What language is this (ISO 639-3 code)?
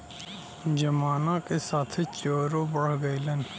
bho